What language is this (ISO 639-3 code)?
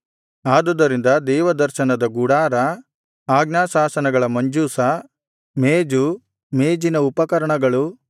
kan